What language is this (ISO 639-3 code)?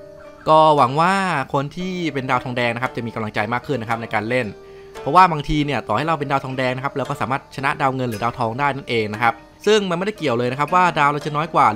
tha